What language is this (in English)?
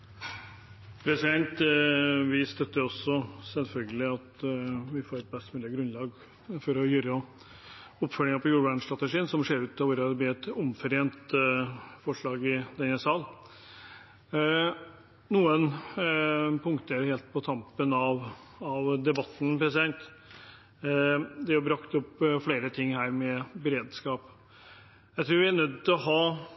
Norwegian Bokmål